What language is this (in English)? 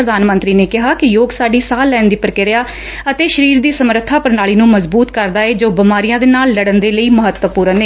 Punjabi